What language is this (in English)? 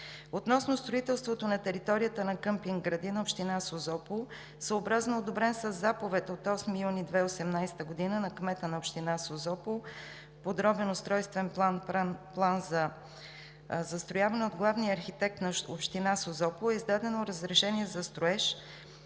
Bulgarian